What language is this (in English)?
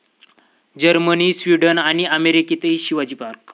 Marathi